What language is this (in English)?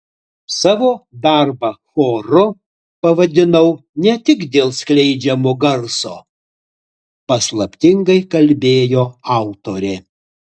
Lithuanian